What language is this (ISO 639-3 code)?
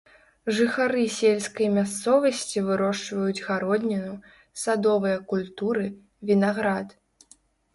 bel